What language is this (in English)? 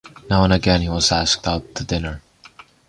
English